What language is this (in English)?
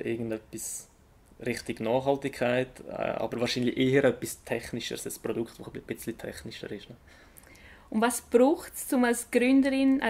German